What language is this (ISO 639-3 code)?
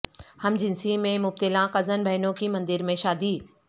urd